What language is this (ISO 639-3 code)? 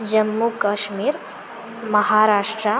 san